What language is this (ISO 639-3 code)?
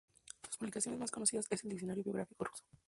spa